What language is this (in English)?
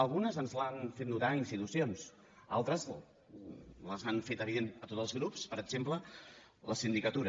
Catalan